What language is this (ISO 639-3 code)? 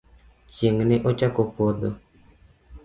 luo